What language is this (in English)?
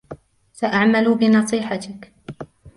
Arabic